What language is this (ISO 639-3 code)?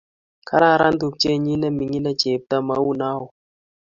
kln